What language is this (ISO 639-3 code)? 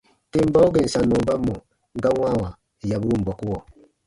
bba